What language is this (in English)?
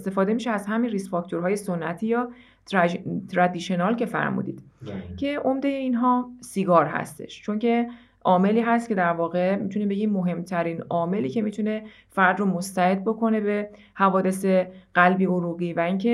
Persian